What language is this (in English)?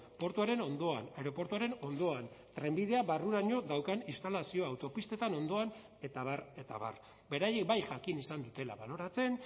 Basque